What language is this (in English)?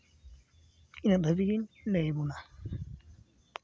Santali